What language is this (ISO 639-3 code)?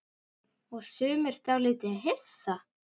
isl